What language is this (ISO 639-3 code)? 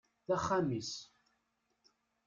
kab